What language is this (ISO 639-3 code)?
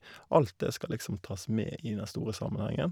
nor